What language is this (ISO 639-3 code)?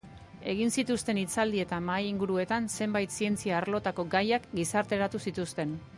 eus